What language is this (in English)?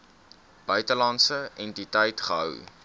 Afrikaans